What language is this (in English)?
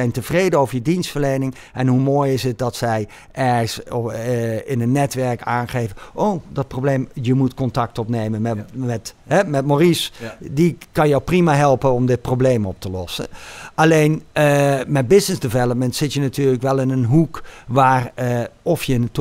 Dutch